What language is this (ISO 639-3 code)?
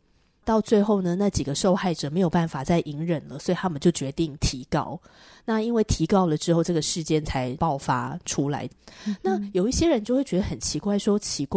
zho